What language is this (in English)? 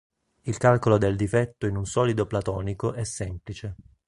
Italian